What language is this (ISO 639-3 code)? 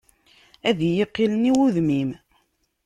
kab